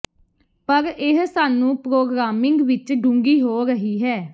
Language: Punjabi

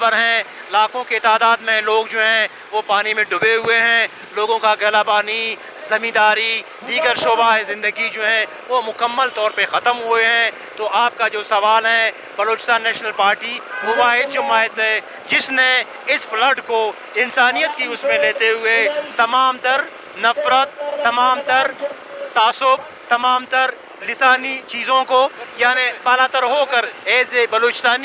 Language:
Hindi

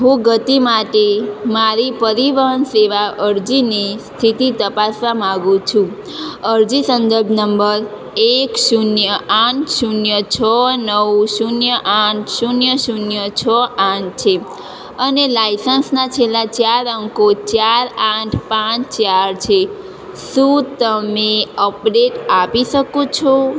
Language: Gujarati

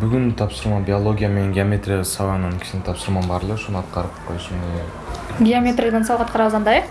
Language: Turkish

